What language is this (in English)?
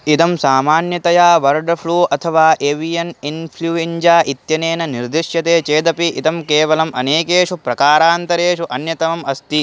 Sanskrit